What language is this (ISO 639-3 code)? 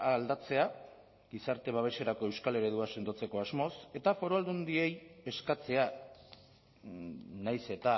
eus